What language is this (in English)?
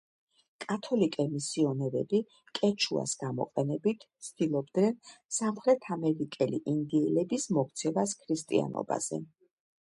Georgian